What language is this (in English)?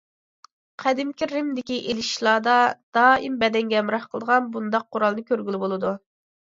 Uyghur